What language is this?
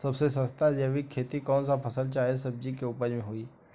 Bhojpuri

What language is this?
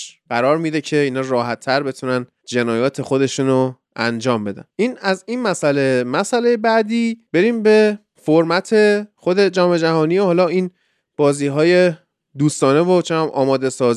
Persian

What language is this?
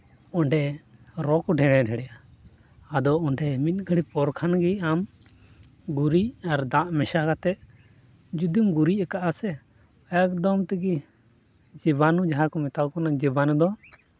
Santali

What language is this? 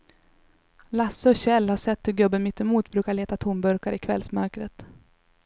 Swedish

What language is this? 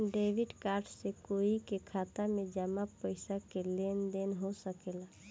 Bhojpuri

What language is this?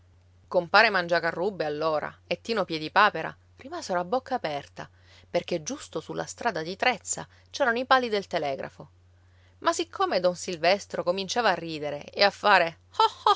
Italian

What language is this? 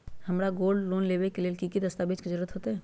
Magahi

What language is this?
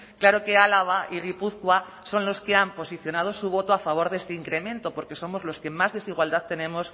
Spanish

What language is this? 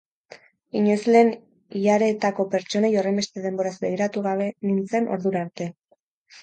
Basque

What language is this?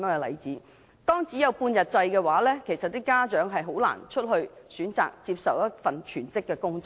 Cantonese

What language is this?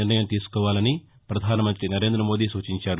Telugu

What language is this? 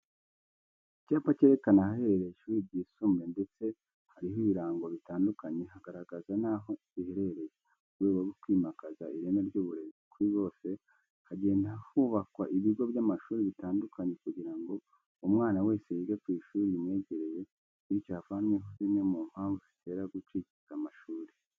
Kinyarwanda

